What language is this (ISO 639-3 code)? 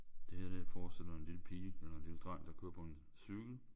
dan